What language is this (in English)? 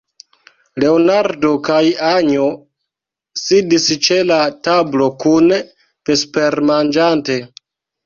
Esperanto